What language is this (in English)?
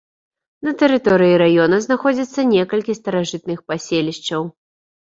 Belarusian